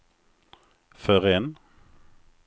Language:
Swedish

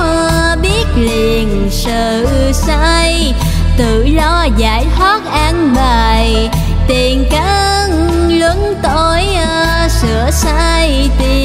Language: Vietnamese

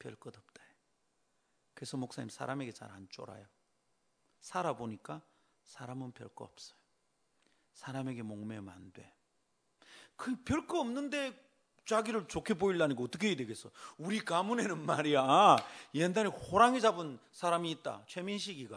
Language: Korean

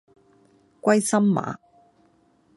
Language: Cantonese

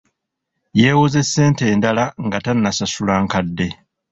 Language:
Ganda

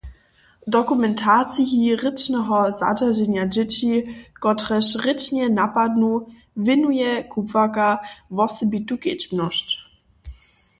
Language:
Upper Sorbian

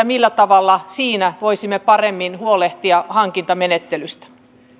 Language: Finnish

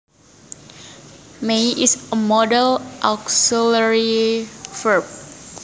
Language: Javanese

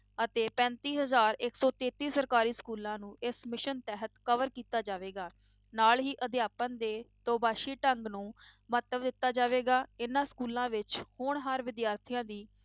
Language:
Punjabi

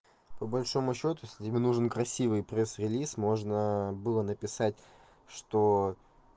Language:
Russian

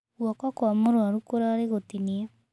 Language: Kikuyu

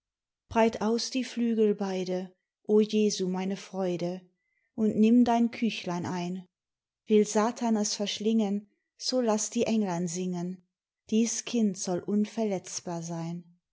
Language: German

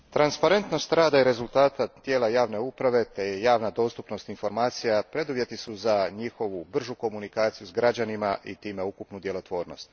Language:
Croatian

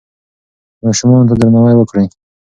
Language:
Pashto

